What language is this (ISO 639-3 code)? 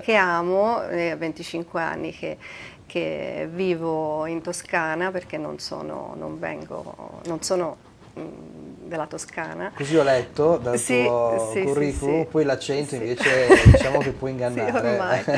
ita